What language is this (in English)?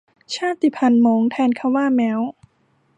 Thai